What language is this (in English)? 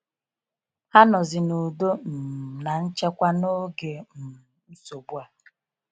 Igbo